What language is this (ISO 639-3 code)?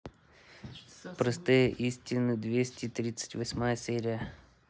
rus